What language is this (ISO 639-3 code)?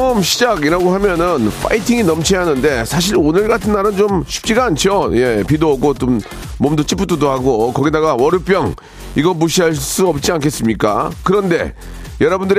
kor